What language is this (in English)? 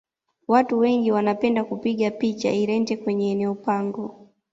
Swahili